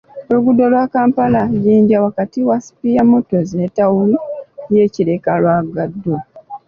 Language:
Ganda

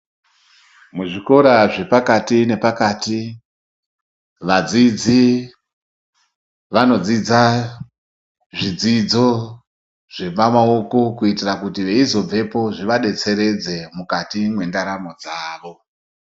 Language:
Ndau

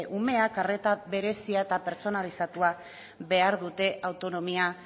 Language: Basque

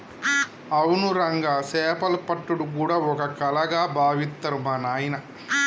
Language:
Telugu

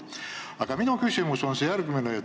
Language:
Estonian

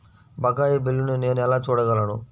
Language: Telugu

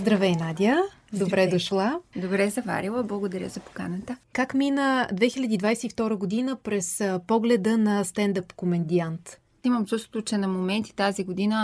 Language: Bulgarian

